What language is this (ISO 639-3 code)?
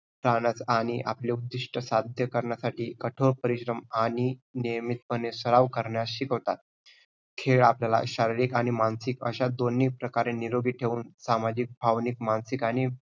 mar